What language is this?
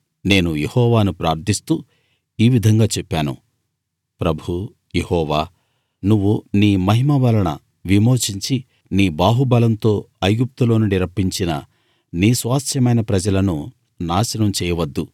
Telugu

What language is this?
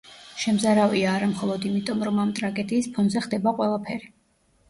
Georgian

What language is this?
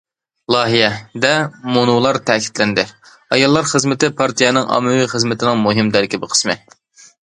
Uyghur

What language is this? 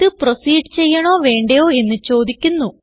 Malayalam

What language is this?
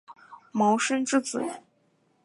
Chinese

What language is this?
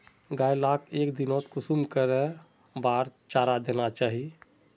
Magahi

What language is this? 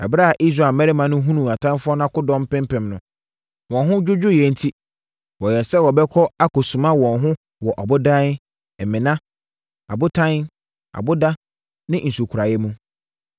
Akan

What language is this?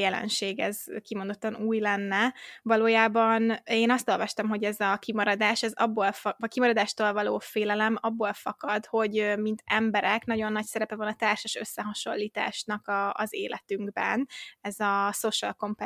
Hungarian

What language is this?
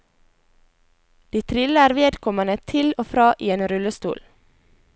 Norwegian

